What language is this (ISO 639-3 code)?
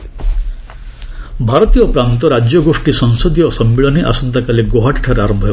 ori